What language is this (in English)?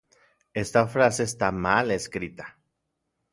Central Puebla Nahuatl